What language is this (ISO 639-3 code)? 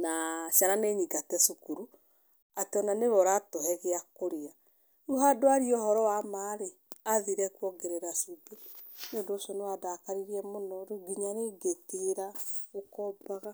kik